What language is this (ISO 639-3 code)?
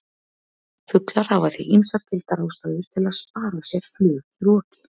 isl